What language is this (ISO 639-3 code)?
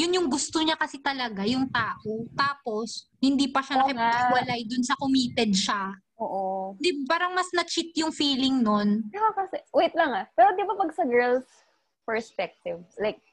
fil